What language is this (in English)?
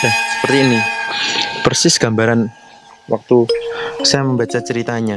Indonesian